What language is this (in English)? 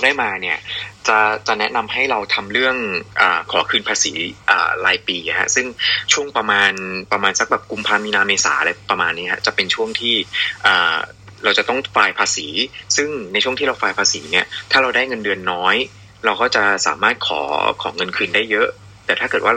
Thai